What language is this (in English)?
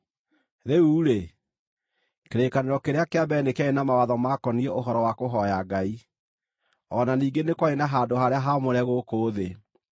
Kikuyu